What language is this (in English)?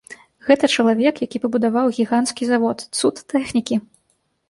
Belarusian